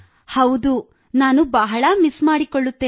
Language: Kannada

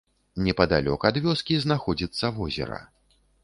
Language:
Belarusian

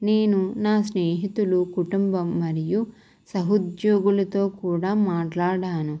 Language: Telugu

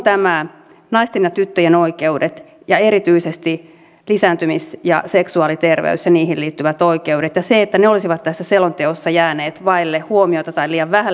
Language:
Finnish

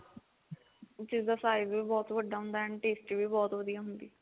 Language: Punjabi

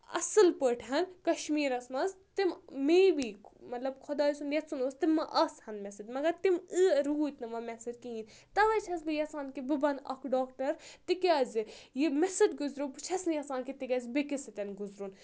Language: Kashmiri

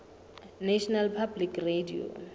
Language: Southern Sotho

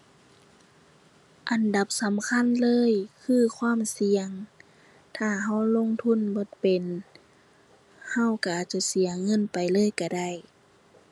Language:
Thai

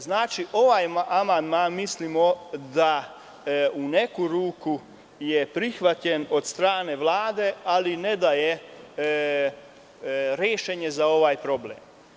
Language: Serbian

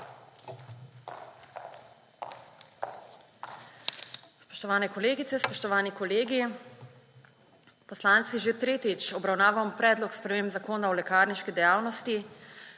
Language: Slovenian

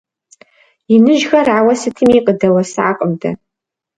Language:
Kabardian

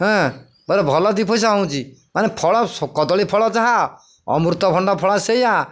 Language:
Odia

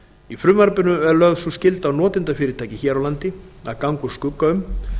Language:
Icelandic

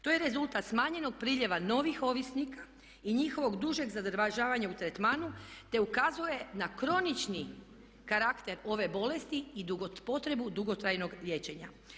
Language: Croatian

